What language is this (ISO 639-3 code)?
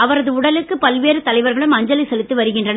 tam